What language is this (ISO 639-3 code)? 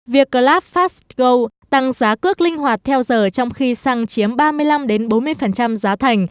vie